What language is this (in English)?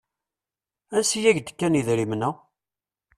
Kabyle